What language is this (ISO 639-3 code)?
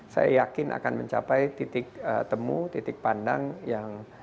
ind